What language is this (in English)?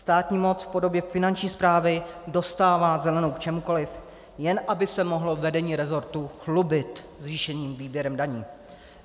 Czech